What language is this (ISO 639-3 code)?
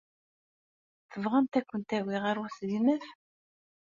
kab